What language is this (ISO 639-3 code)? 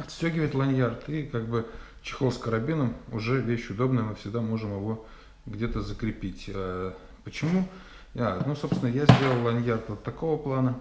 rus